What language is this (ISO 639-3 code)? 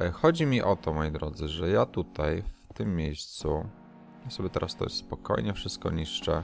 pol